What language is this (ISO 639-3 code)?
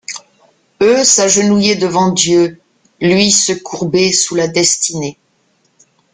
fra